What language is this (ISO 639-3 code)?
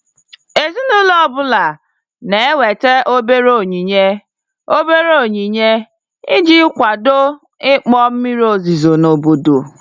ibo